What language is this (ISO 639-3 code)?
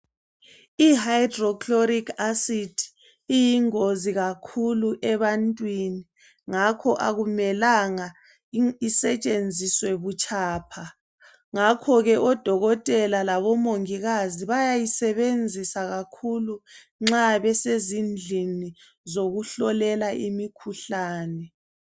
nde